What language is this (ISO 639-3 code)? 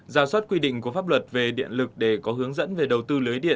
vie